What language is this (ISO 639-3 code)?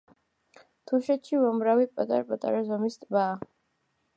kat